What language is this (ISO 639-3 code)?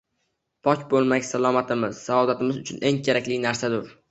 uzb